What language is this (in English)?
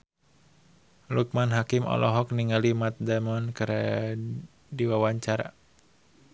Sundanese